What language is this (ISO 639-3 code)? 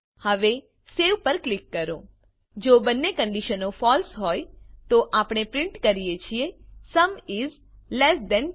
guj